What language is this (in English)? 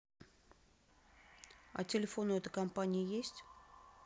Russian